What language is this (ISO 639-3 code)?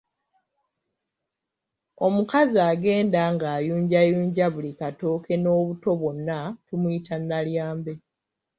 lug